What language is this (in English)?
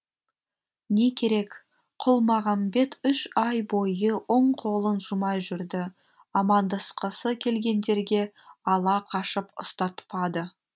Kazakh